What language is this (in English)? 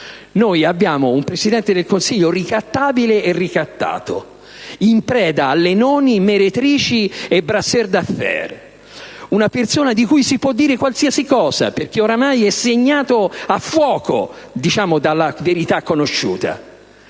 Italian